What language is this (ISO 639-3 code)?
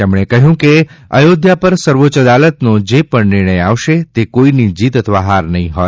guj